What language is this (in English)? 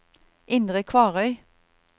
Norwegian